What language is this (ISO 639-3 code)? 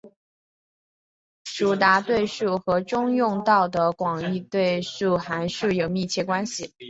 zho